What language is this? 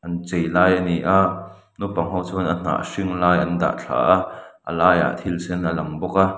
Mizo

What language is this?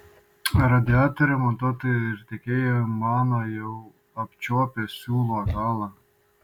Lithuanian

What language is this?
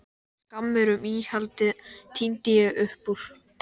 Icelandic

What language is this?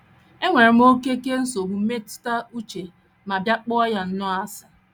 Igbo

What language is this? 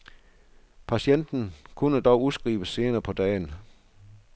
Danish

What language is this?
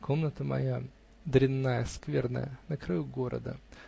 Russian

